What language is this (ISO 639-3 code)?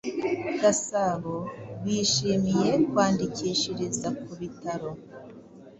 kin